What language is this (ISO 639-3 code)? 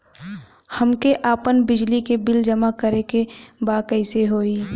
bho